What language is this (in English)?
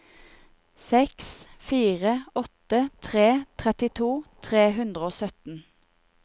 Norwegian